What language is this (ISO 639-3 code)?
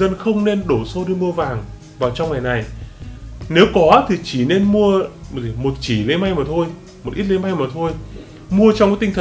vie